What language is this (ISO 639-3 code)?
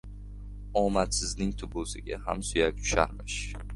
uzb